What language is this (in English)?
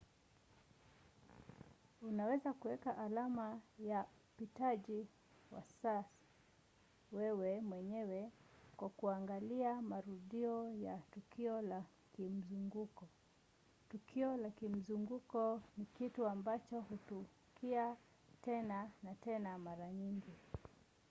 Swahili